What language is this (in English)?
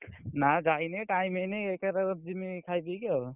Odia